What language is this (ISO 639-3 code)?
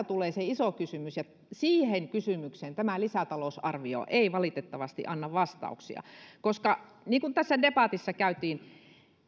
fin